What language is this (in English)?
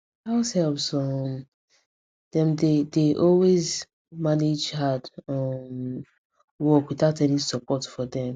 Nigerian Pidgin